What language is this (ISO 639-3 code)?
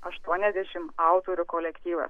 lit